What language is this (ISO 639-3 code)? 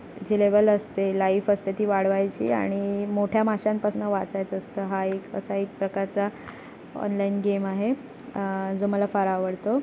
mar